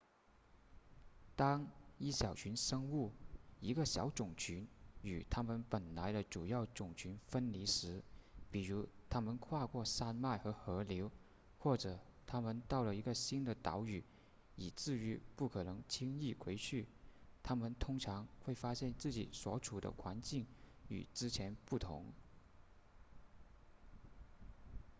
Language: Chinese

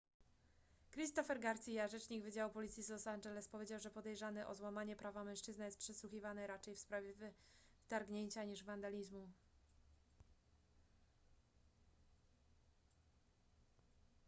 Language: Polish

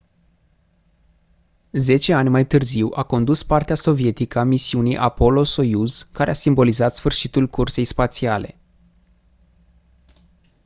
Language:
Romanian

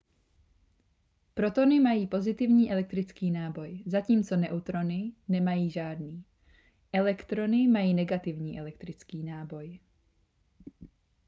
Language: Czech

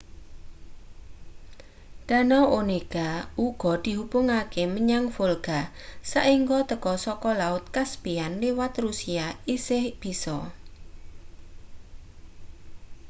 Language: Javanese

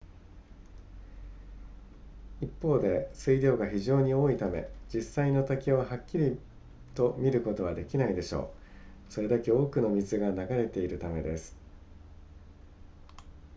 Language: Japanese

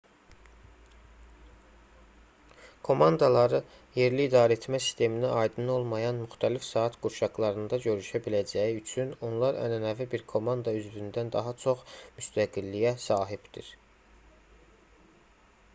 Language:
Azerbaijani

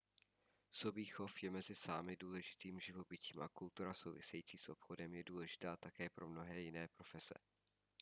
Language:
Czech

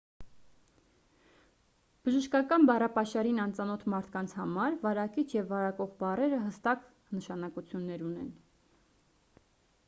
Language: Armenian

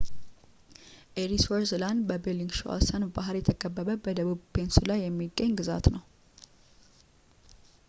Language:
Amharic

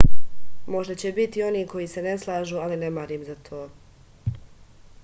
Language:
Serbian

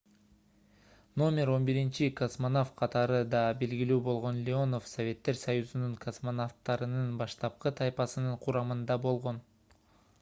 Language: Kyrgyz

